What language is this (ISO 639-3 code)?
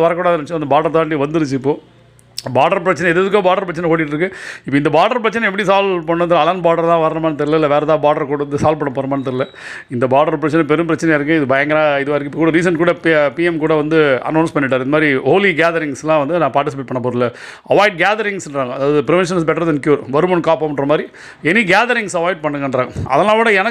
tam